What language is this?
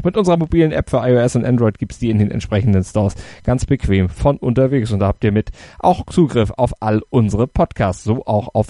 German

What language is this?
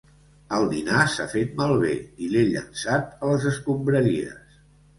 Catalan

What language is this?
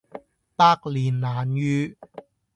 Cantonese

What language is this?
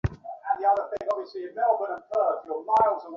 Bangla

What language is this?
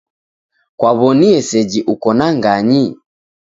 Taita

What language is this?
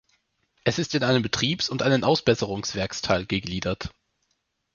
German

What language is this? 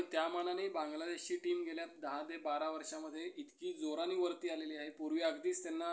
Marathi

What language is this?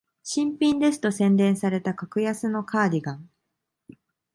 Japanese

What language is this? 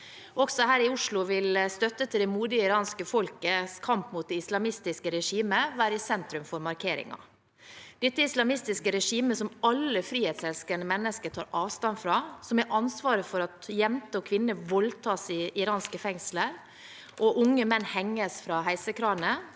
Norwegian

